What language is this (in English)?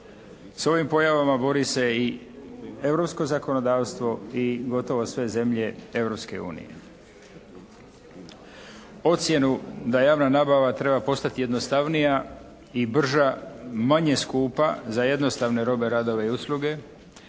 Croatian